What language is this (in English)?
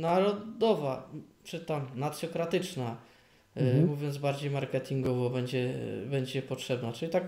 Polish